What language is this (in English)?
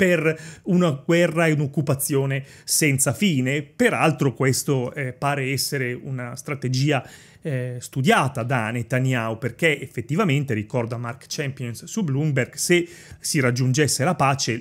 Italian